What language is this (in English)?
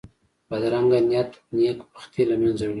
Pashto